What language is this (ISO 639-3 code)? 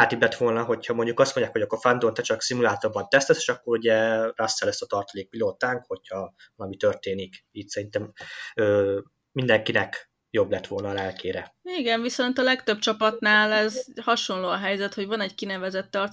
hun